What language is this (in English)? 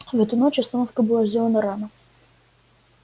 Russian